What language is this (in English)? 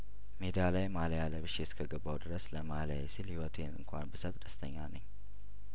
Amharic